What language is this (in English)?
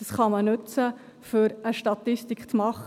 Swiss German